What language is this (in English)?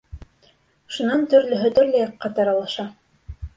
Bashkir